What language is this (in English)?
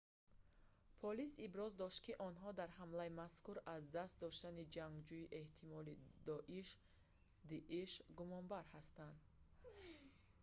Tajik